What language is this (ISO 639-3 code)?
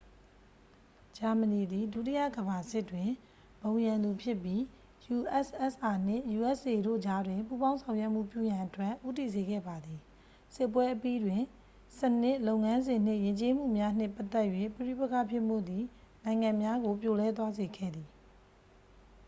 mya